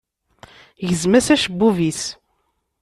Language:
Kabyle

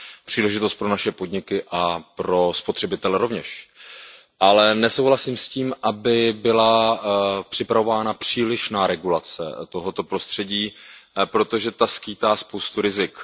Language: Czech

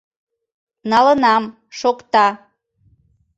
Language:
Mari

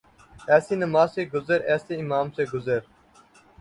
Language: Urdu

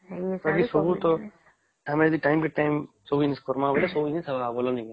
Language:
Odia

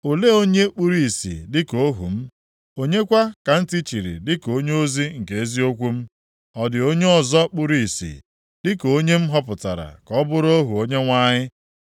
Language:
Igbo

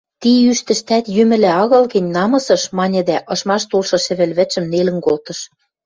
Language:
Western Mari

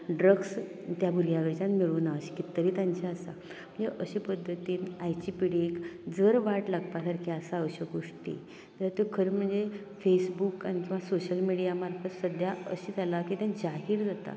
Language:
Konkani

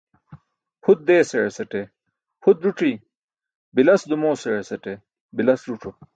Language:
Burushaski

